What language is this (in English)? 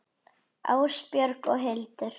Icelandic